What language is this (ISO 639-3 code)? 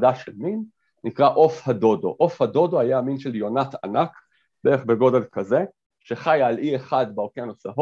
heb